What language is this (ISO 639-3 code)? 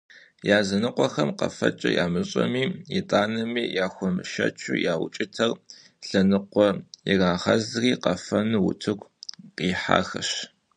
kbd